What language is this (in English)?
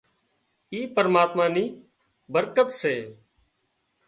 Wadiyara Koli